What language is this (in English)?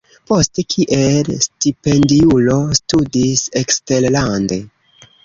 Esperanto